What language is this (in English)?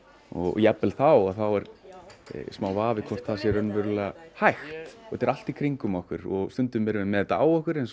Icelandic